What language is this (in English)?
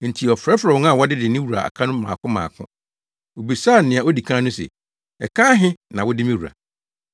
Akan